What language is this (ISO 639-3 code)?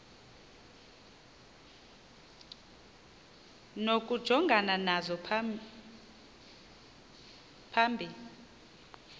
xho